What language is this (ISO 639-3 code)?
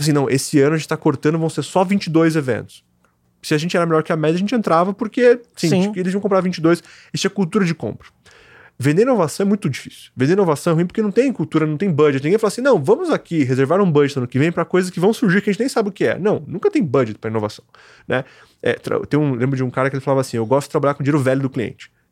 por